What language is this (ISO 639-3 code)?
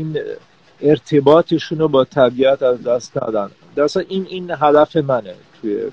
fas